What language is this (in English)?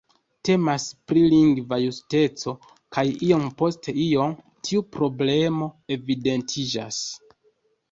Esperanto